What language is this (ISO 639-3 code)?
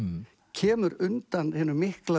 isl